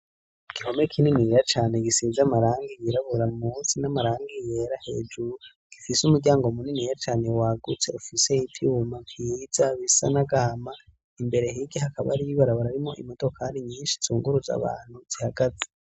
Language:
Rundi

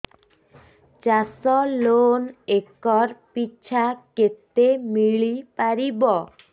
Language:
Odia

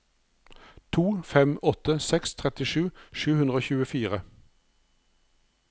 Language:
Norwegian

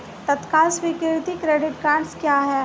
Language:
Hindi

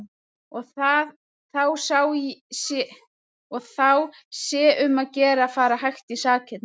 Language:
Icelandic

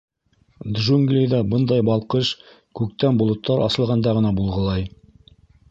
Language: Bashkir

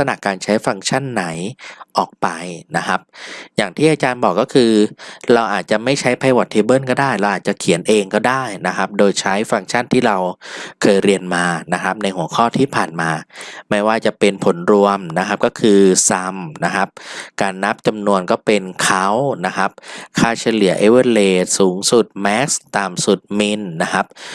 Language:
Thai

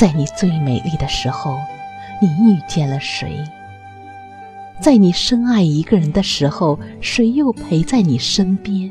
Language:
Chinese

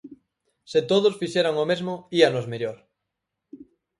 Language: Galician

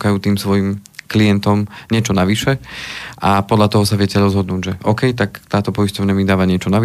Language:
Slovak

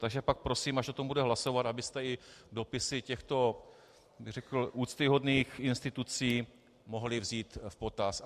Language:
Czech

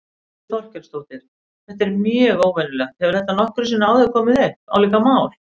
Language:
Icelandic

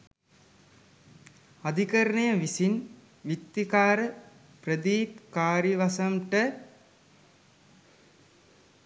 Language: Sinhala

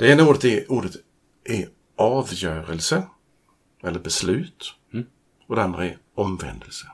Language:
Swedish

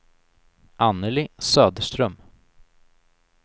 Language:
Swedish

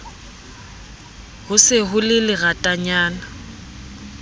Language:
Southern Sotho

